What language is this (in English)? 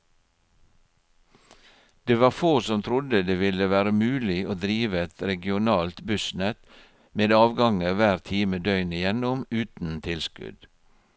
Norwegian